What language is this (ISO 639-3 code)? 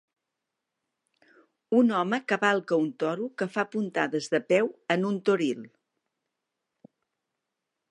cat